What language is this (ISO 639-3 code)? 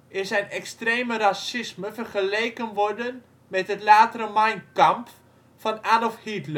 nld